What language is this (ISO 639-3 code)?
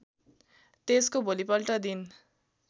nep